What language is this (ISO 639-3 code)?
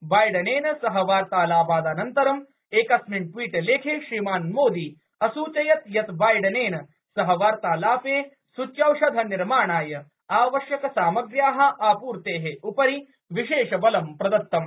san